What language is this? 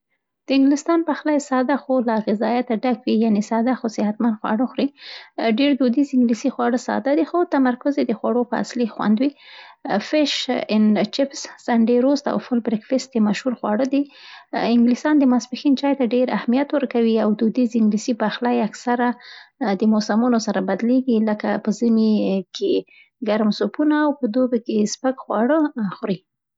Central Pashto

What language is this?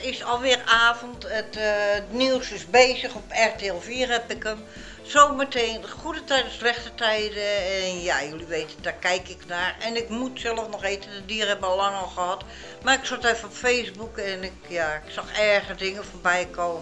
Dutch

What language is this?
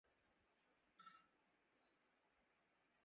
Urdu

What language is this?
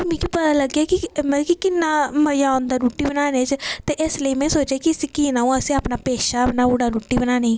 Dogri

